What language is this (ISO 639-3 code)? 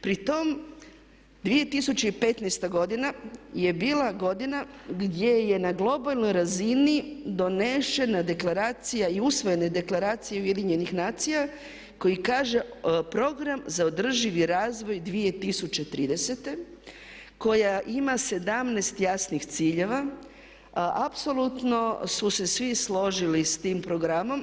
hrv